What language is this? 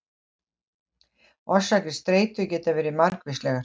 Icelandic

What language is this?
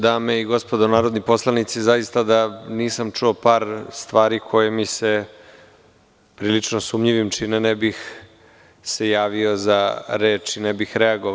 Serbian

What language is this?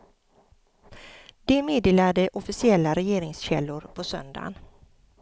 Swedish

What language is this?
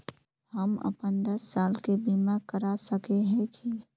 Magahi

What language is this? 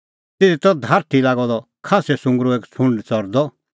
Kullu Pahari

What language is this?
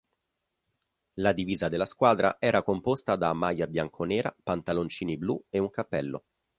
Italian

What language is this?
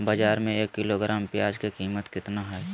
Magahi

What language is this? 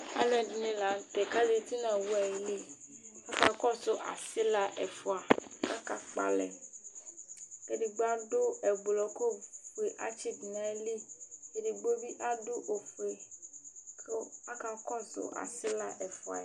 Ikposo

